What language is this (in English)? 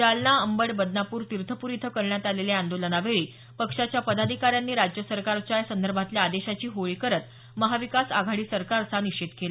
Marathi